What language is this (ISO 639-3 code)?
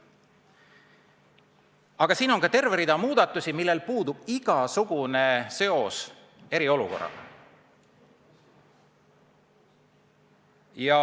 est